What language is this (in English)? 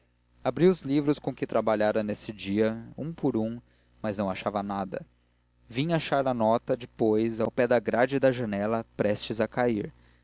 Portuguese